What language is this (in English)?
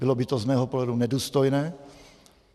Czech